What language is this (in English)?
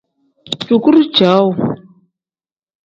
Tem